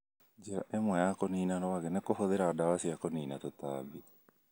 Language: Kikuyu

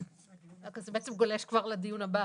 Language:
Hebrew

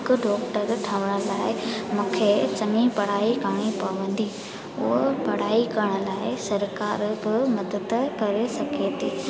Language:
Sindhi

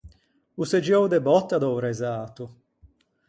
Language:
Ligurian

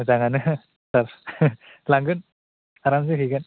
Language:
Bodo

